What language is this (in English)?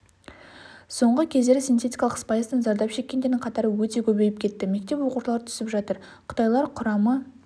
Kazakh